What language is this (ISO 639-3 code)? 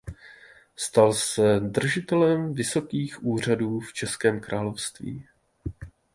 ces